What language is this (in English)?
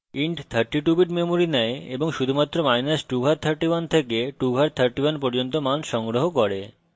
Bangla